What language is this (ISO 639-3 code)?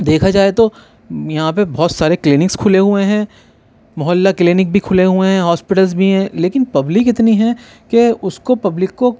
urd